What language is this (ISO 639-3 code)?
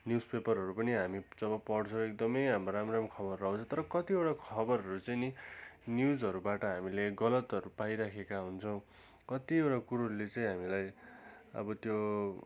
nep